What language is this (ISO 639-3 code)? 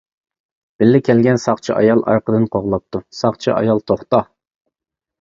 uig